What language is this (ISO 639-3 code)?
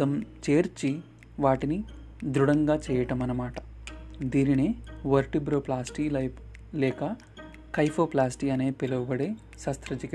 tel